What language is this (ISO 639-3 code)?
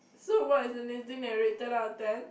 eng